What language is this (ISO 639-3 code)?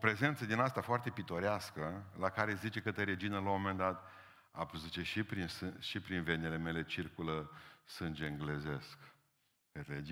ron